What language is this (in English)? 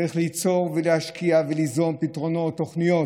Hebrew